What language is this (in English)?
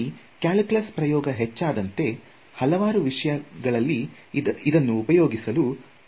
Kannada